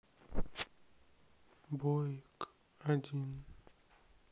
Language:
Russian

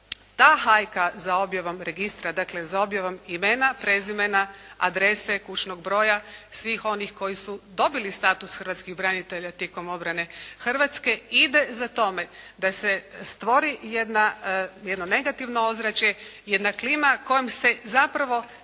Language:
Croatian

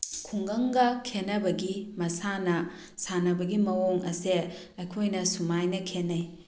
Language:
Manipuri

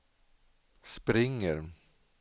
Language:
Swedish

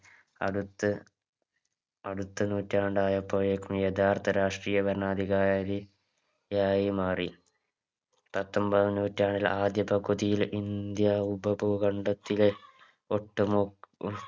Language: Malayalam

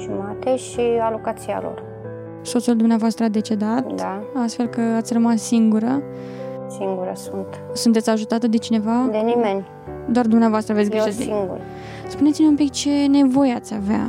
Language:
Romanian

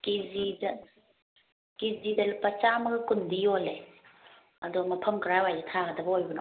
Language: Manipuri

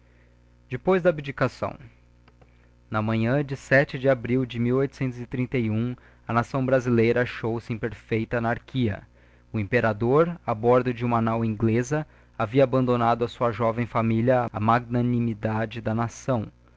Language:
Portuguese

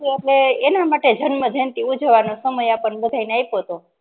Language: Gujarati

